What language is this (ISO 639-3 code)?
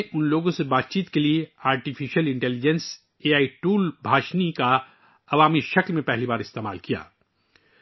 urd